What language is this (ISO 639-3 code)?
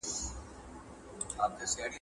pus